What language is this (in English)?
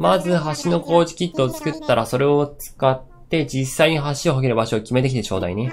Japanese